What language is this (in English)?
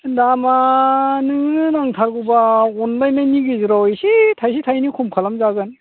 Bodo